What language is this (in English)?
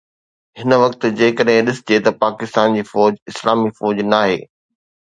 Sindhi